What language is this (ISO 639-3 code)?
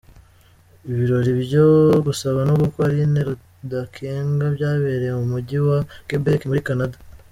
kin